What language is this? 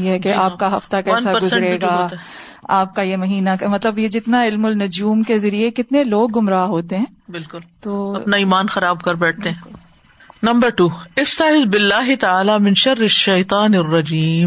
Urdu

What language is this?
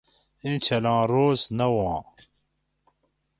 Gawri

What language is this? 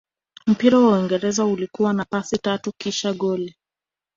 Swahili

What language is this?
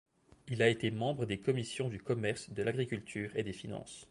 French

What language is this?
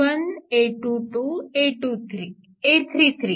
Marathi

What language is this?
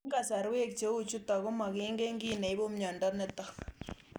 Kalenjin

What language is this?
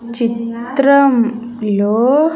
Telugu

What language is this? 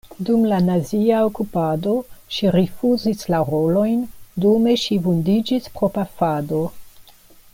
Esperanto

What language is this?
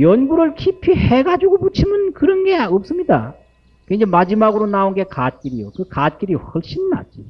Korean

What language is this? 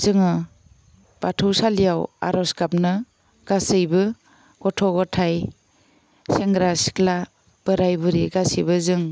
Bodo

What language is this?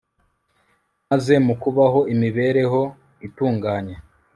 Kinyarwanda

